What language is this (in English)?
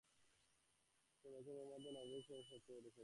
Bangla